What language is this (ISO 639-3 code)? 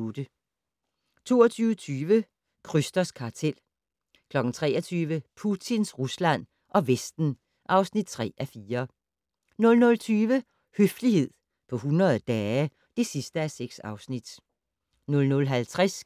dan